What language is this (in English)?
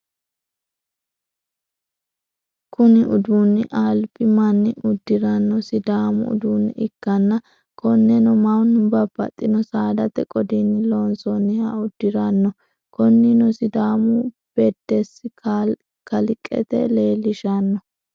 Sidamo